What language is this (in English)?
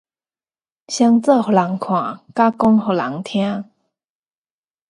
Min Nan Chinese